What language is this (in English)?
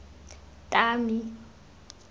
Tswana